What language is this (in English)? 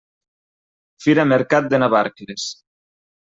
Catalan